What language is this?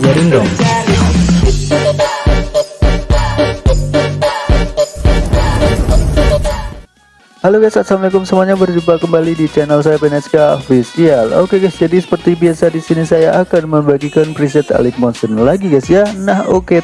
Indonesian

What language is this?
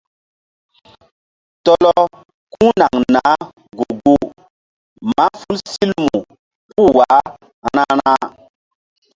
Mbum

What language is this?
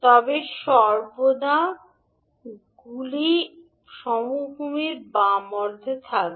Bangla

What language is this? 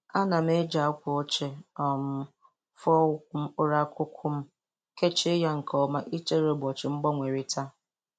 Igbo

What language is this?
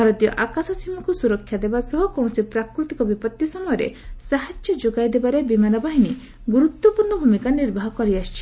Odia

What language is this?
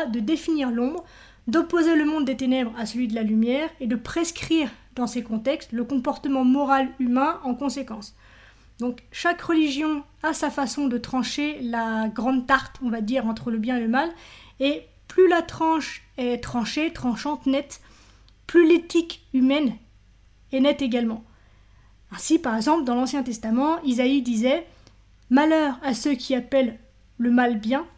French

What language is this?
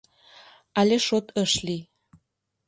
Mari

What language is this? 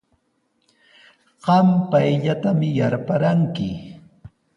Sihuas Ancash Quechua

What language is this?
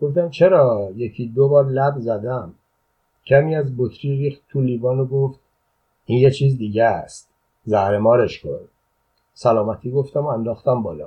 Persian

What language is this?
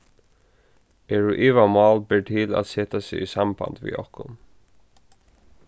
Faroese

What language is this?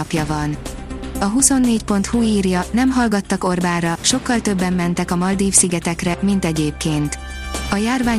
Hungarian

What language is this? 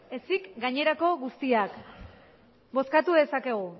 Basque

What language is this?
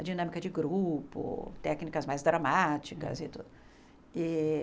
Portuguese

